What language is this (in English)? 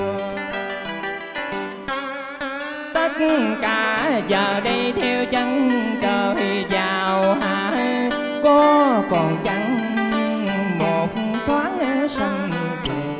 Vietnamese